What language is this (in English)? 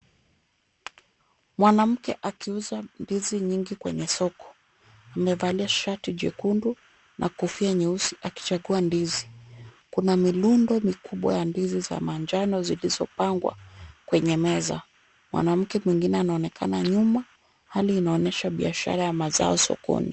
Swahili